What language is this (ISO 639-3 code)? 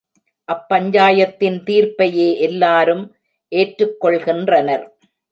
tam